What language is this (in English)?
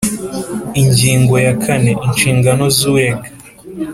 Kinyarwanda